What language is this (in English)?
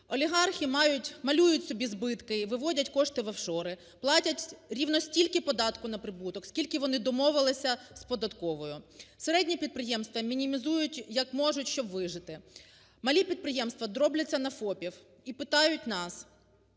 Ukrainian